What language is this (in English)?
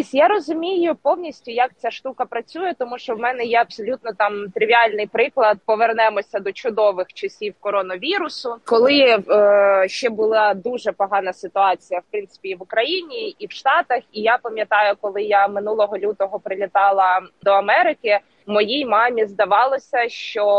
Ukrainian